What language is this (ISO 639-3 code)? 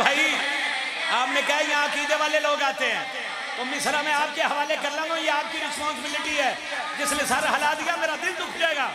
hin